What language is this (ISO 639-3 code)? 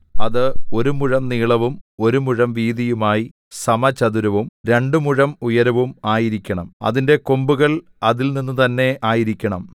mal